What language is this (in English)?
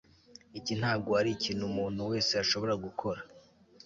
Kinyarwanda